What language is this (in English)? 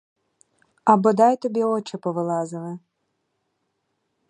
Ukrainian